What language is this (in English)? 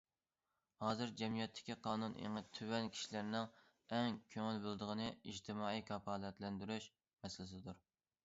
Uyghur